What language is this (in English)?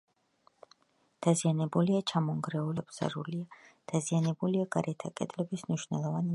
Georgian